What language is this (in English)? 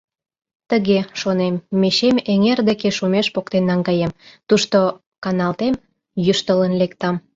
Mari